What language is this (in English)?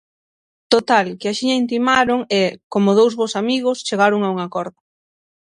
Galician